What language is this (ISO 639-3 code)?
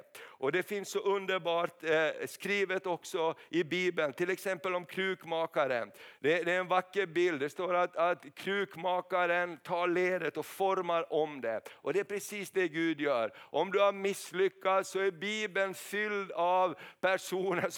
swe